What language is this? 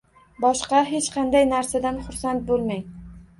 Uzbek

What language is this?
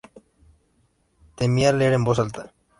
Spanish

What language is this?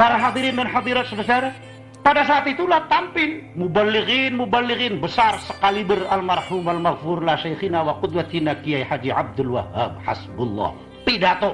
Indonesian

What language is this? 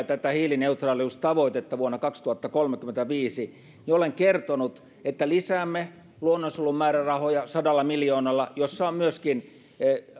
Finnish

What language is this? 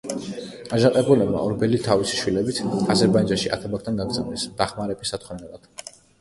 Georgian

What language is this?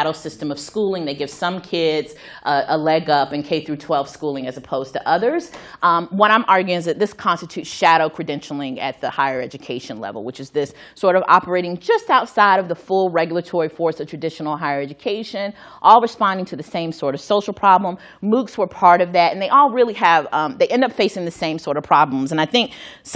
English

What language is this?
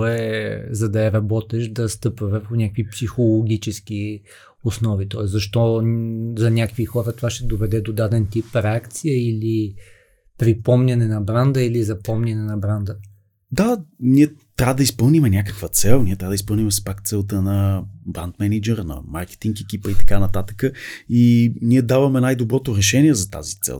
Bulgarian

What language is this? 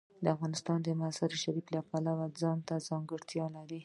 Pashto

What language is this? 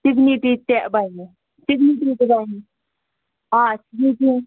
Kashmiri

